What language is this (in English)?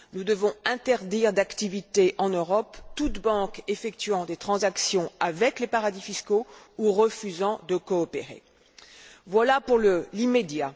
French